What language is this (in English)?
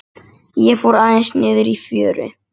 Icelandic